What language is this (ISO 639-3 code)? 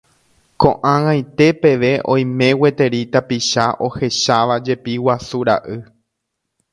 grn